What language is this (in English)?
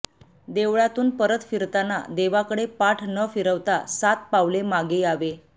Marathi